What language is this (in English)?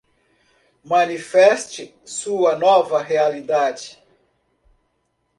Portuguese